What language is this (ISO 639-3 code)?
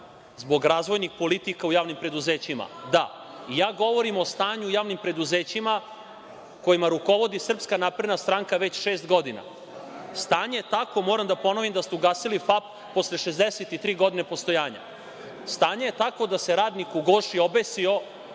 srp